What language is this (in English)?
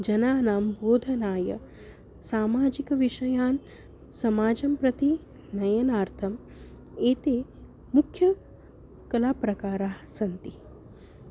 Sanskrit